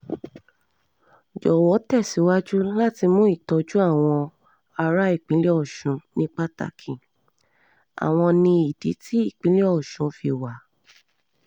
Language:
Yoruba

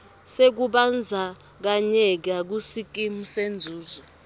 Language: Swati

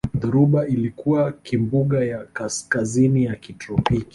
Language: Swahili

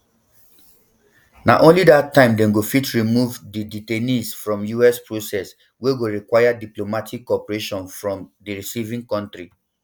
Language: Nigerian Pidgin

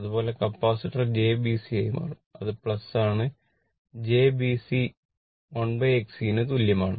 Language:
Malayalam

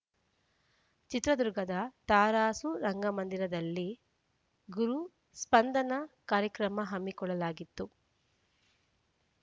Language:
Kannada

